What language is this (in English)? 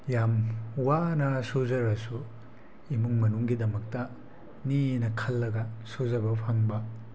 Manipuri